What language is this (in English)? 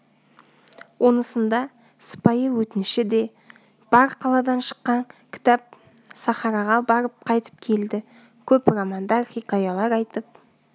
Kazakh